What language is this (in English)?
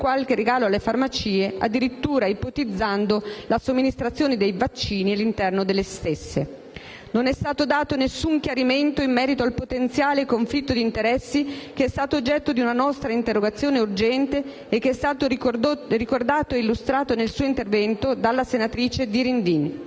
Italian